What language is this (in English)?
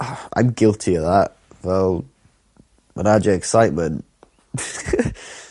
Welsh